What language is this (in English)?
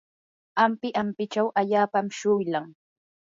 Yanahuanca Pasco Quechua